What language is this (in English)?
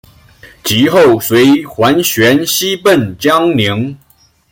Chinese